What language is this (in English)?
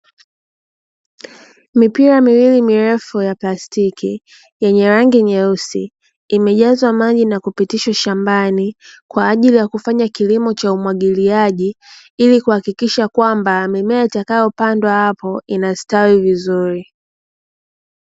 Swahili